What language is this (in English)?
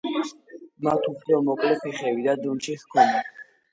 Georgian